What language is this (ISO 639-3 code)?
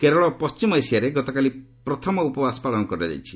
ori